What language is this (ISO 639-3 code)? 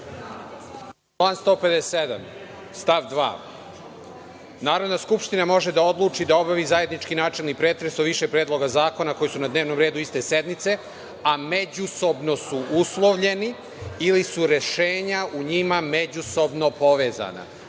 srp